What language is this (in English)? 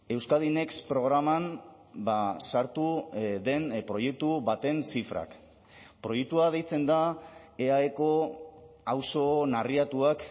Basque